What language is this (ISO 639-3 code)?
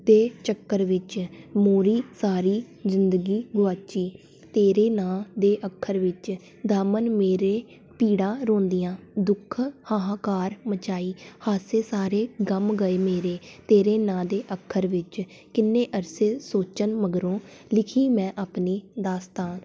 pan